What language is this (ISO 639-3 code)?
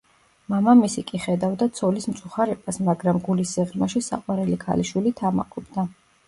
kat